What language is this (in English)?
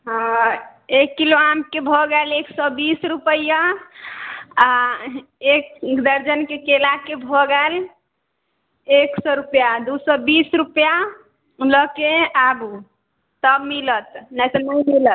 Maithili